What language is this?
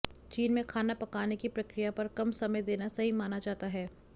Hindi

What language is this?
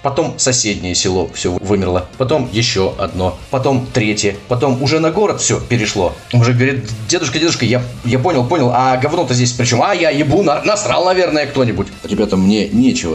Russian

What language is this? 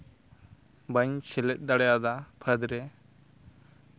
Santali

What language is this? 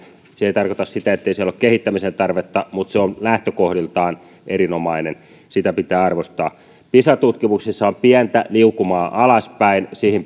Finnish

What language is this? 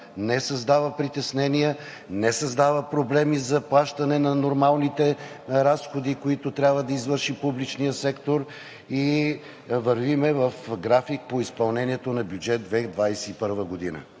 Bulgarian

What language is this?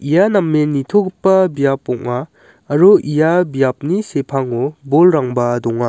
Garo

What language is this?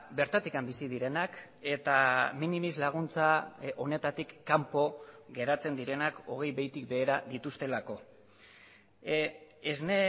Basque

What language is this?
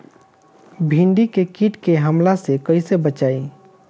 Bhojpuri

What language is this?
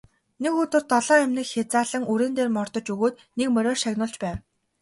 Mongolian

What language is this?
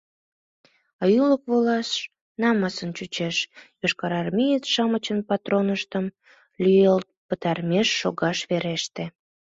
Mari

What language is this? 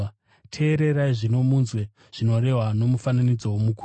Shona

